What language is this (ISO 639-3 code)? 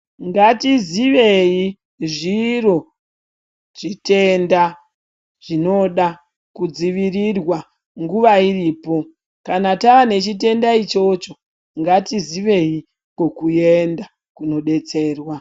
ndc